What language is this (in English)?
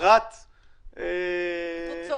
Hebrew